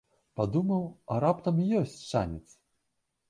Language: Belarusian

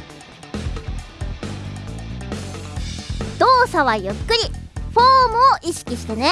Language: Japanese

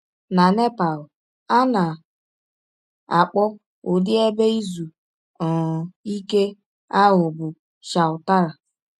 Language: Igbo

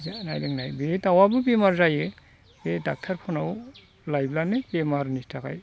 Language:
Bodo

